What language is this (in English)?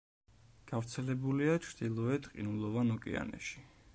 Georgian